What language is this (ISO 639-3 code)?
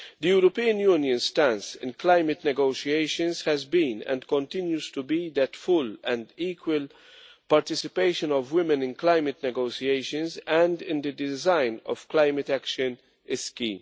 eng